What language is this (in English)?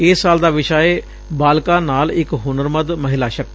Punjabi